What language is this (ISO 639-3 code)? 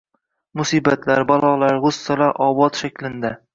uzb